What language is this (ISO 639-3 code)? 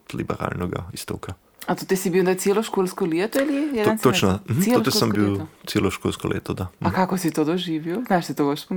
hrv